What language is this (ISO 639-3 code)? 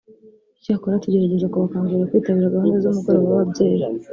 kin